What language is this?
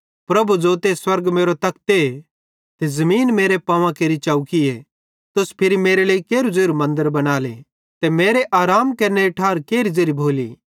Bhadrawahi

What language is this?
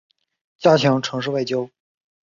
Chinese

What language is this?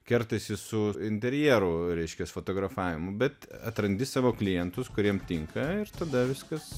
Lithuanian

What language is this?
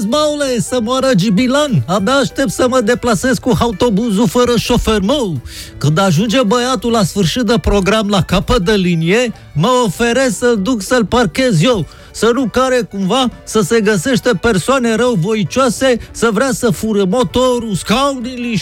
Romanian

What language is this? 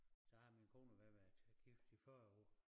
Danish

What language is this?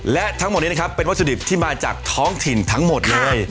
Thai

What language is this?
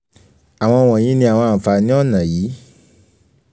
Yoruba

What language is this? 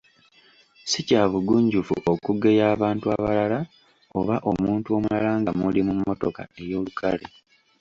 Ganda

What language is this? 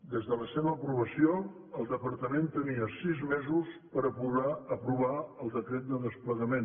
Catalan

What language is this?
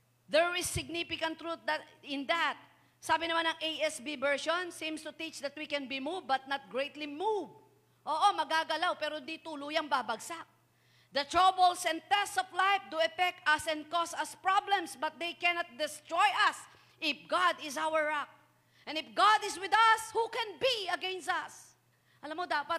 Filipino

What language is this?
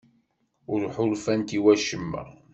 Kabyle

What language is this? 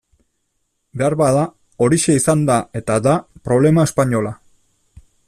Basque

